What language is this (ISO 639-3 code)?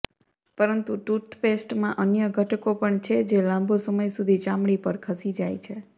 guj